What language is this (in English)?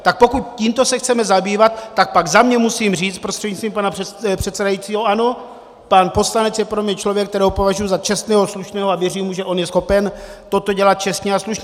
Czech